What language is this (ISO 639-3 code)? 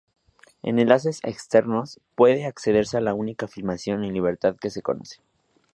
spa